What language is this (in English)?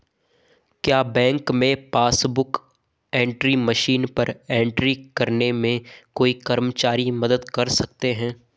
Hindi